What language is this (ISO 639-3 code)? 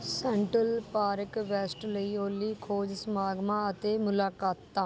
pan